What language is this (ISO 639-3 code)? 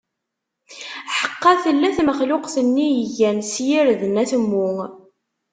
kab